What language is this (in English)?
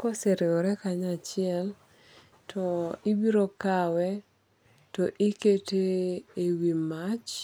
Luo (Kenya and Tanzania)